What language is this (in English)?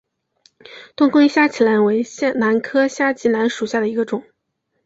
Chinese